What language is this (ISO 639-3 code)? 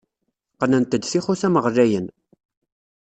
kab